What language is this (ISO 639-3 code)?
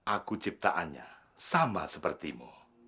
ind